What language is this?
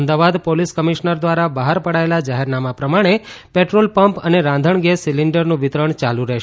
Gujarati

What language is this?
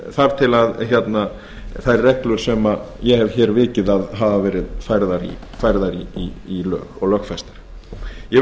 Icelandic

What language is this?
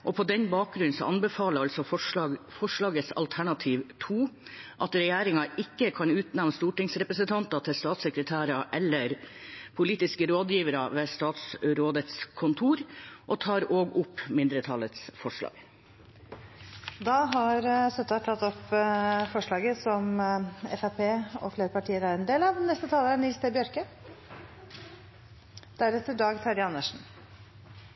Norwegian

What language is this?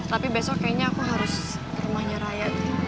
Indonesian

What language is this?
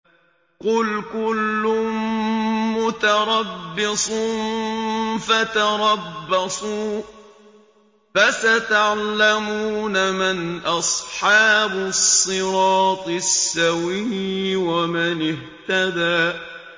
Arabic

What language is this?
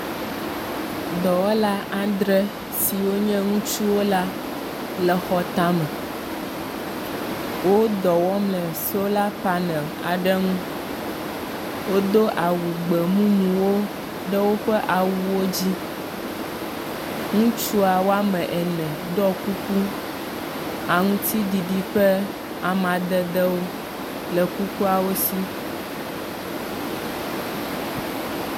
Ewe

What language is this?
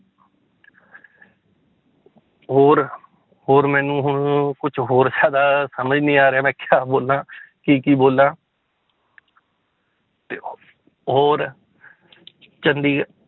Punjabi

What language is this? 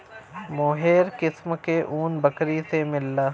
Bhojpuri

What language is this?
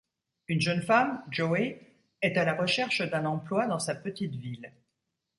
French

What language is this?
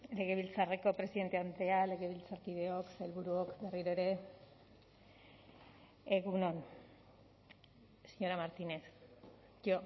Basque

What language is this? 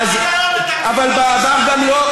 Hebrew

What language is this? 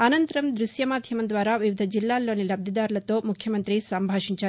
Telugu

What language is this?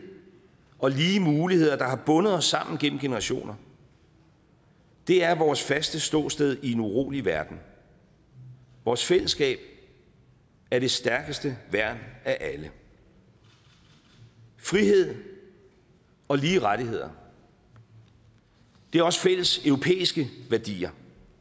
Danish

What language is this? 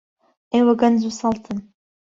Central Kurdish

